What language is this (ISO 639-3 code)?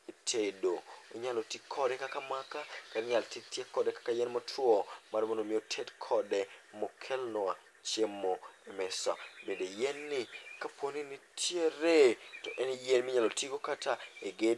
luo